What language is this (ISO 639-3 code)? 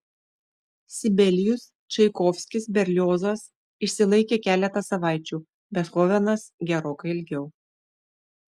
lit